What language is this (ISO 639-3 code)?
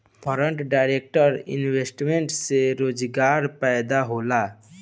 bho